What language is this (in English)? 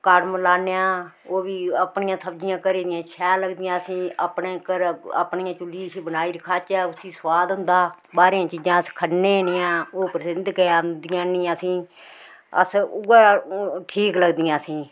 Dogri